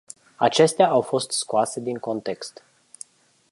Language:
Romanian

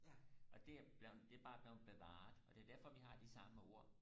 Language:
Danish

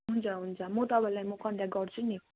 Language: Nepali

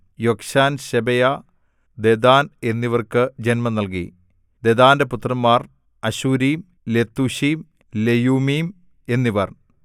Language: Malayalam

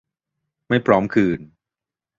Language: Thai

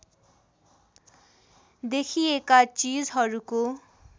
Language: Nepali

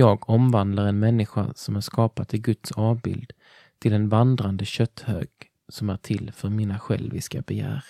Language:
Swedish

